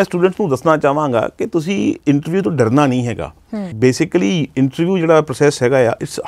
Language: Punjabi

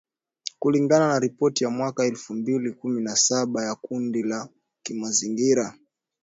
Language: Swahili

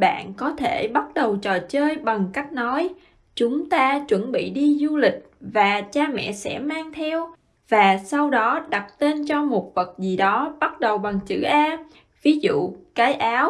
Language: Vietnamese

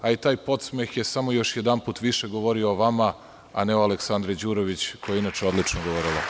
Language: Serbian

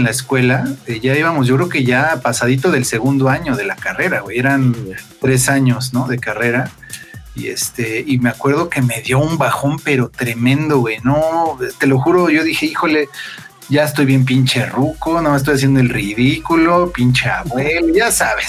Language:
Spanish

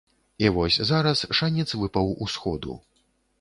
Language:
Belarusian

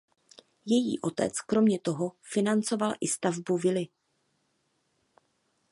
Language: Czech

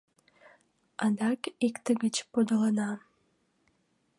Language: Mari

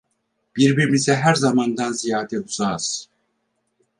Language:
Turkish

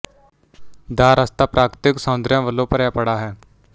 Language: Punjabi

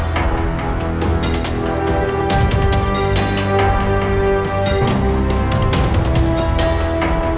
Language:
Indonesian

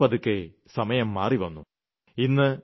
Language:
Malayalam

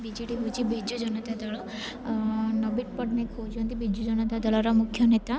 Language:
Odia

